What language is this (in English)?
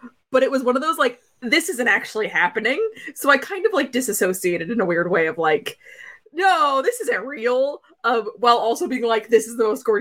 English